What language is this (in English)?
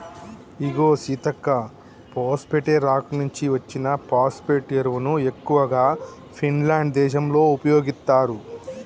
Telugu